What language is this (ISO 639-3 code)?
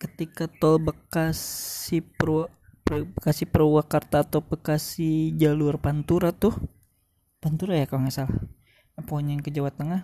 ind